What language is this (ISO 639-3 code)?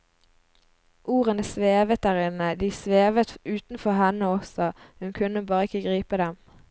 nor